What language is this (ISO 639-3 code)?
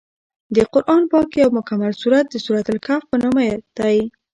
pus